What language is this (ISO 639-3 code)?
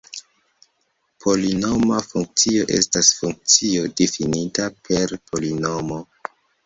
epo